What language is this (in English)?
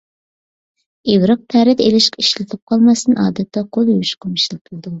Uyghur